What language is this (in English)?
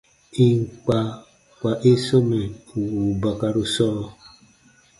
Baatonum